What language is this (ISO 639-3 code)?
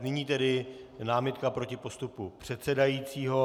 ces